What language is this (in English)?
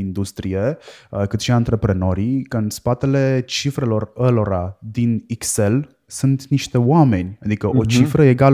Romanian